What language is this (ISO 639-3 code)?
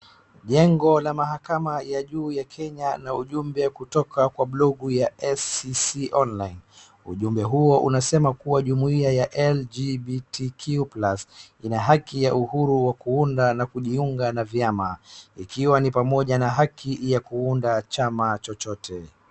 swa